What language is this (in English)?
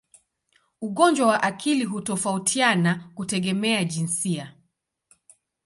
Swahili